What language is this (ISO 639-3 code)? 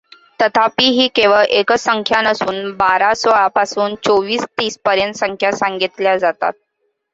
mar